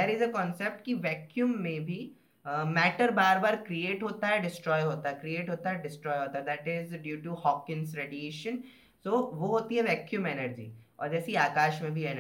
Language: Hindi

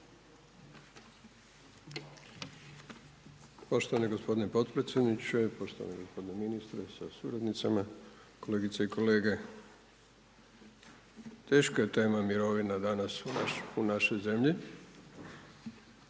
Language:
Croatian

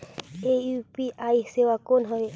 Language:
Chhattisgarhi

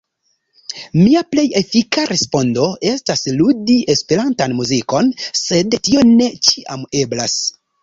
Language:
Esperanto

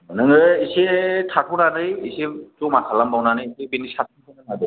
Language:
Bodo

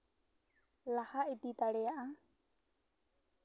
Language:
Santali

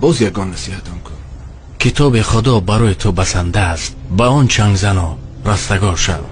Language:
Persian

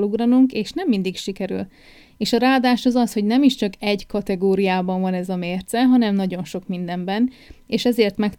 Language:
Hungarian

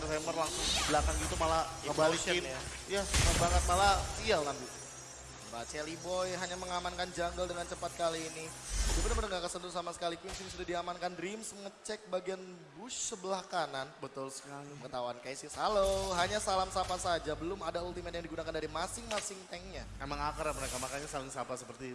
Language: Indonesian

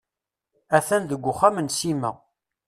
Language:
Kabyle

